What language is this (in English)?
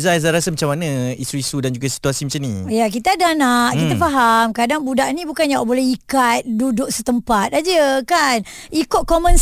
Malay